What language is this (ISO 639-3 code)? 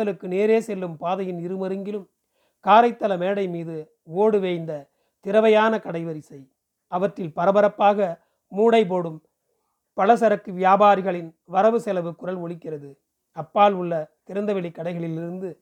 tam